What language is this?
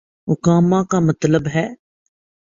Urdu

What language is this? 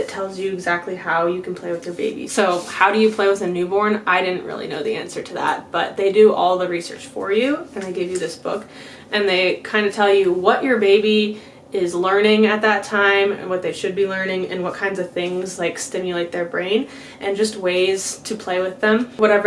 English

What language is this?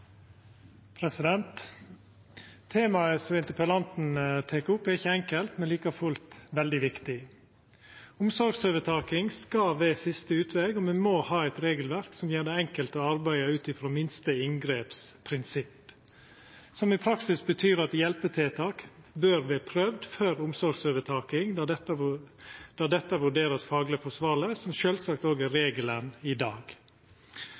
Norwegian Nynorsk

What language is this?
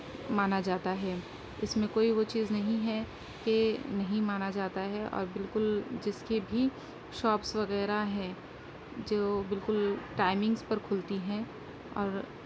Urdu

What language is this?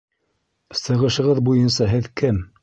Bashkir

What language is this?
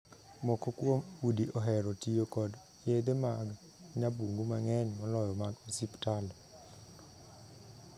Luo (Kenya and Tanzania)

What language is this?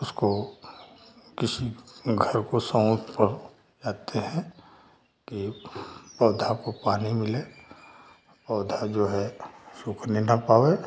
Hindi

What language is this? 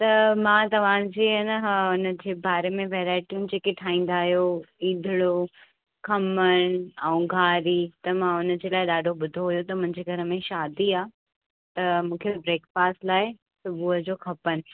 Sindhi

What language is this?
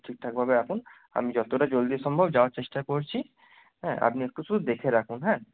Bangla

